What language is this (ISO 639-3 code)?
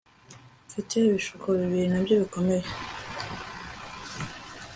kin